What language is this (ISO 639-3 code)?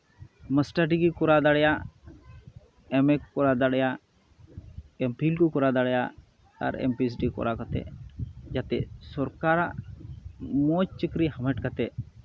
sat